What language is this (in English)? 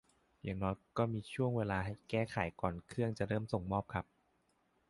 Thai